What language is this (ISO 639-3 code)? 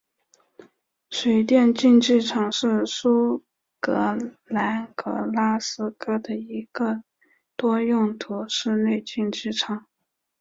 zho